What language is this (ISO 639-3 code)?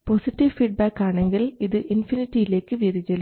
mal